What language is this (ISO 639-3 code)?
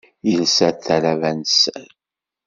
kab